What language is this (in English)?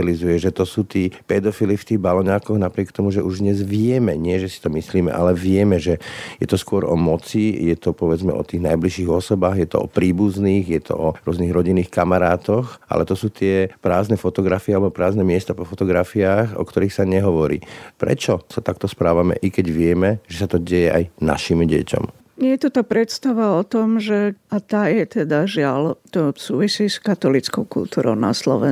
Slovak